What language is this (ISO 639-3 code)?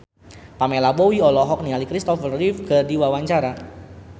sun